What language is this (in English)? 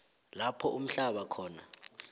South Ndebele